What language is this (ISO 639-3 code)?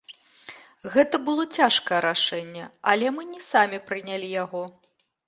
bel